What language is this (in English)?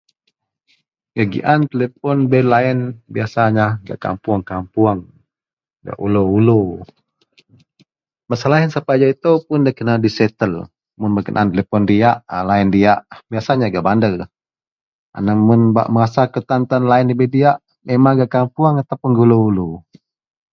Central Melanau